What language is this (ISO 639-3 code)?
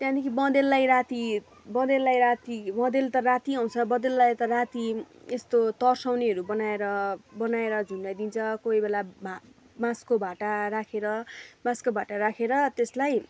nep